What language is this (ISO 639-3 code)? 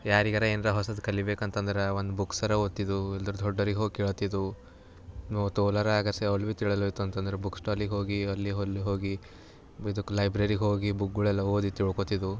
kan